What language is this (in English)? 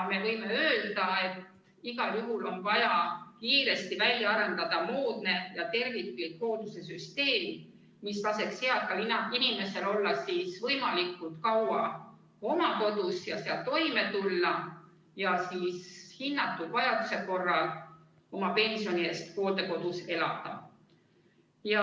Estonian